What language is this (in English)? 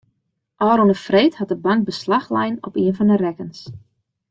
Western Frisian